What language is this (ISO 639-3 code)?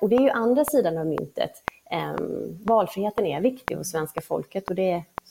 swe